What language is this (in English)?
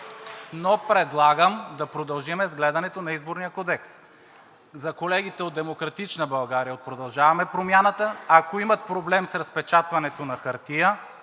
Bulgarian